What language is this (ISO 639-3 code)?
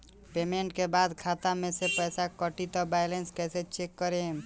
bho